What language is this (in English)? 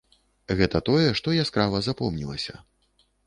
Belarusian